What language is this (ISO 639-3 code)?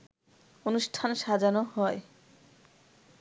ben